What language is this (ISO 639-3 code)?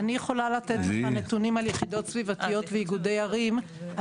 heb